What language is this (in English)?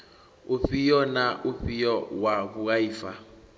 Venda